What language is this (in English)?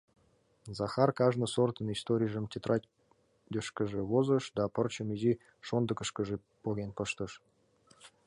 Mari